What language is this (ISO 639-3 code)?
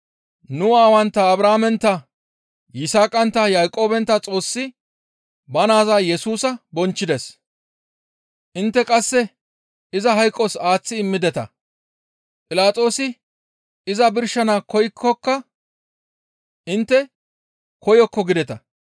gmv